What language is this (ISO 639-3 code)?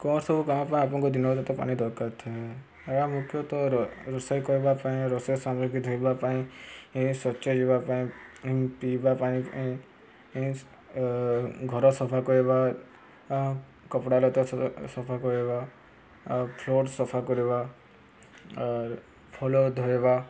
ori